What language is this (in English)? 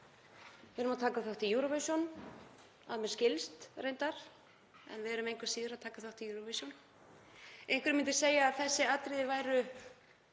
Icelandic